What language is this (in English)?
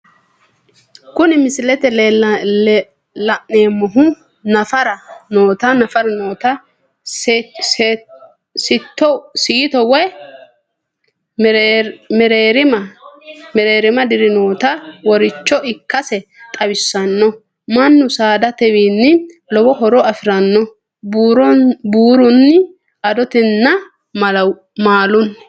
Sidamo